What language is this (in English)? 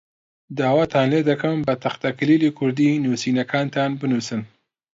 Central Kurdish